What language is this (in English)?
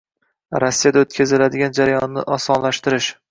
Uzbek